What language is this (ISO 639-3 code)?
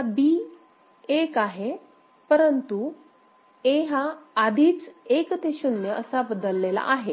mar